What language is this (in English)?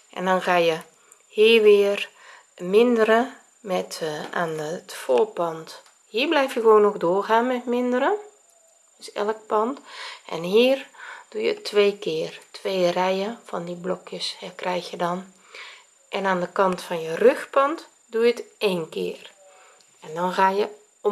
Dutch